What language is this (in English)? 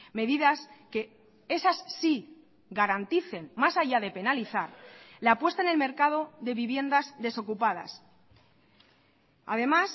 Spanish